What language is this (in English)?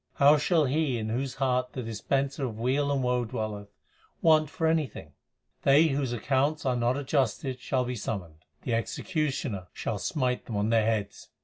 English